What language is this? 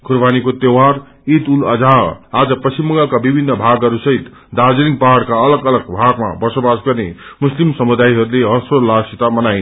Nepali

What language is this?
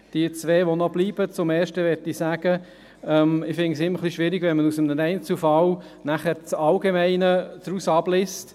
Swiss German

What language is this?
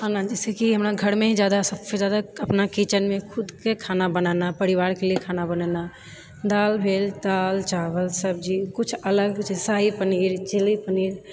Maithili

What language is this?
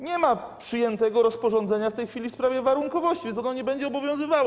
Polish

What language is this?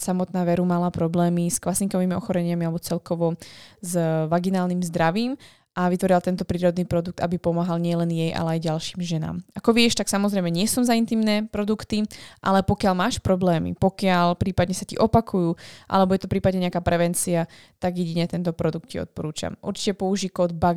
Slovak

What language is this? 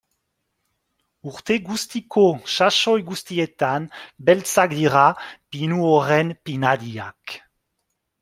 Basque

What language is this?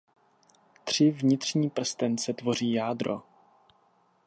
Czech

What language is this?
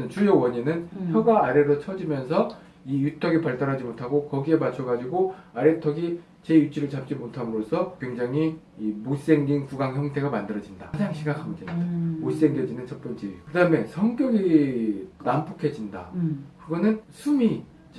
Korean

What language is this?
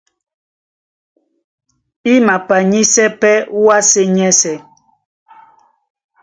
Duala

